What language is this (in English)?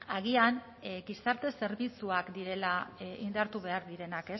Basque